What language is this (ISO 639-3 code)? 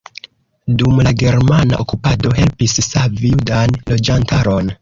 epo